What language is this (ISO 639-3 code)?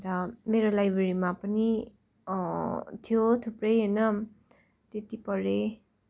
nep